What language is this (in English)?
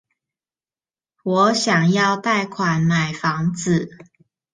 Chinese